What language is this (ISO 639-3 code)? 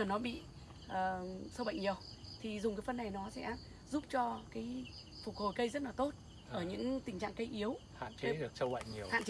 vie